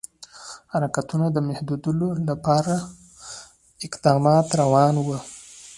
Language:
Pashto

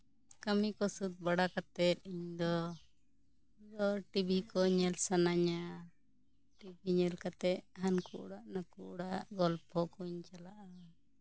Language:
Santali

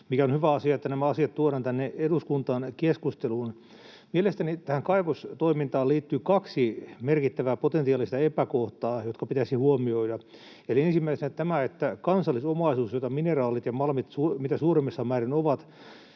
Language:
Finnish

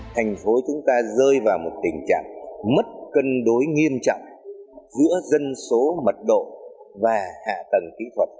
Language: Vietnamese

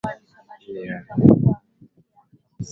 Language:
Swahili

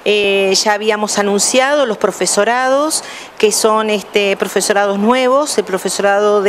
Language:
Spanish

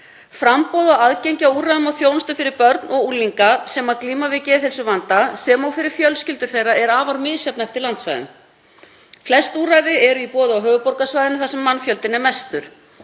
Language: Icelandic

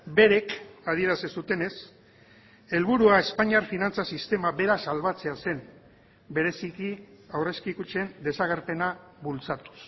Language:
Basque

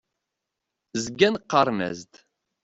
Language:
Kabyle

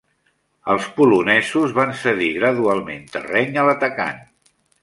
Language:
Catalan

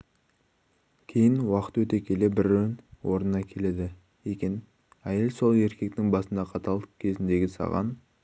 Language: Kazakh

